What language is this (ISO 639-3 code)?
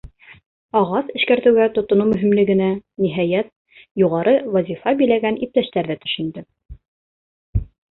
bak